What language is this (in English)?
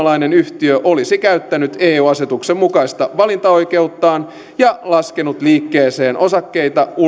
Finnish